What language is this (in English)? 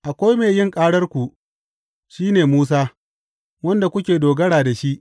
Hausa